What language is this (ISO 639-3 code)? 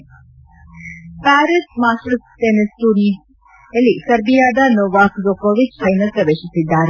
kan